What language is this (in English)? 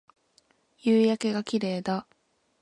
Japanese